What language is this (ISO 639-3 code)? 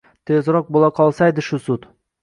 uzb